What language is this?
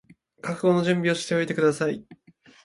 Japanese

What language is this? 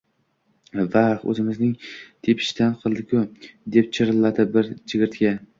Uzbek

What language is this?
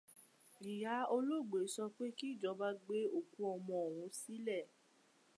Yoruba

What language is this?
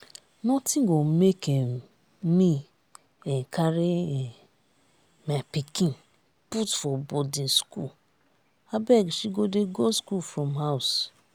Nigerian Pidgin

